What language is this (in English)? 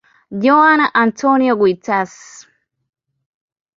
Swahili